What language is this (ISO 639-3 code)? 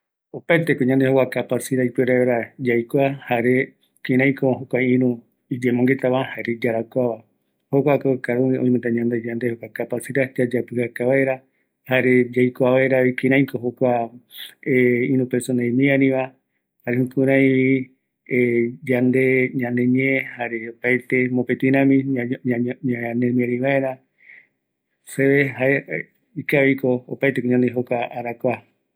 gui